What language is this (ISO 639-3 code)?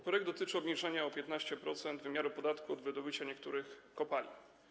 pol